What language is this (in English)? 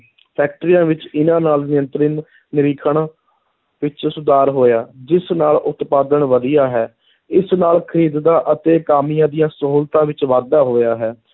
Punjabi